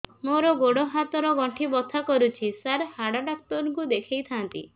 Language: Odia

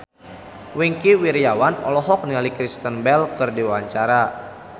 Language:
Sundanese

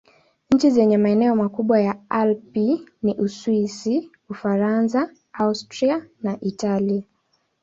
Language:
Swahili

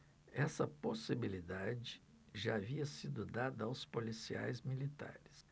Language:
Portuguese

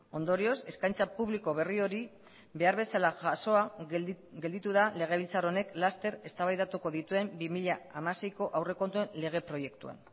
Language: Basque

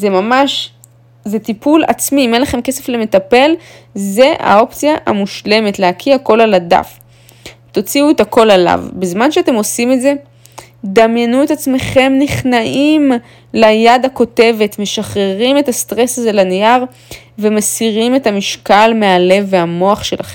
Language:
Hebrew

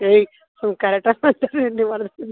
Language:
Kannada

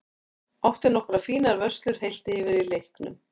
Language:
Icelandic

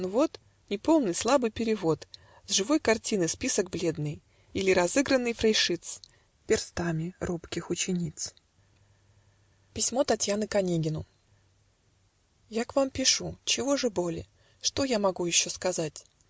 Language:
Russian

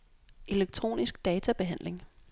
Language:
Danish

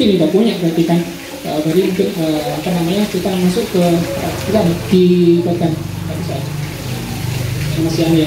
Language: Indonesian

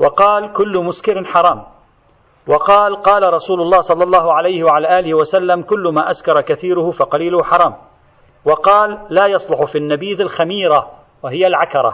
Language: Arabic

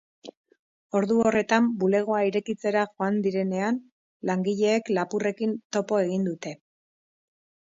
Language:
Basque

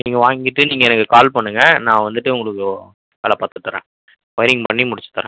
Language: Tamil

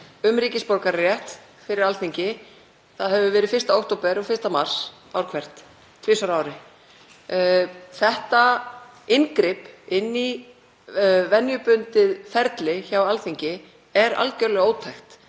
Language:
Icelandic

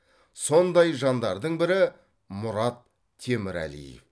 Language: Kazakh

